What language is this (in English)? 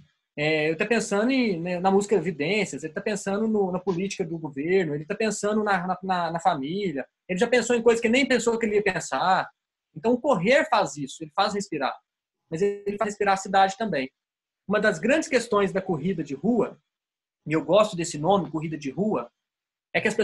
Portuguese